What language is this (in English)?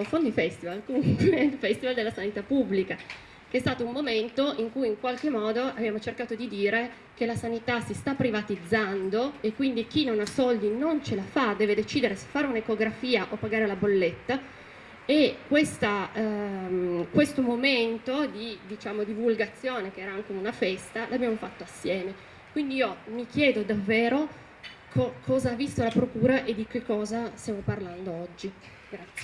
Italian